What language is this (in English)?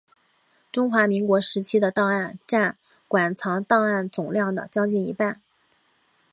Chinese